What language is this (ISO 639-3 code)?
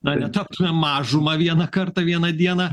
lit